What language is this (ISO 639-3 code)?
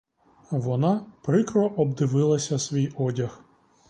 ukr